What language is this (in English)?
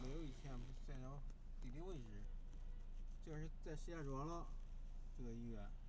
Chinese